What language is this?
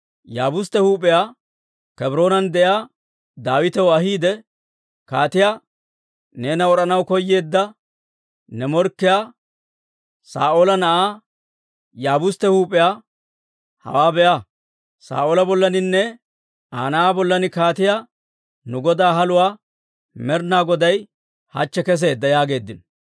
Dawro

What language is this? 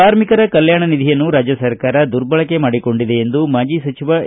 Kannada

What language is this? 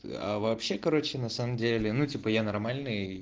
Russian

